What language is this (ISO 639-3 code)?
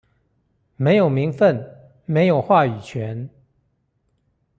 zho